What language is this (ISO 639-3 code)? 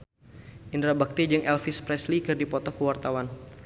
sun